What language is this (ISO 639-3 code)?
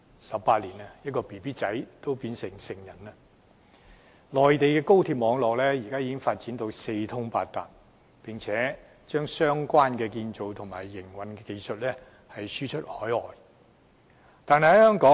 yue